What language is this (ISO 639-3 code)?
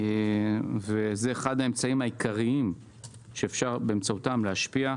heb